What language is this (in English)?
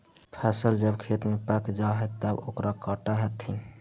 Magahi